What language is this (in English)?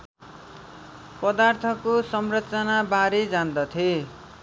Nepali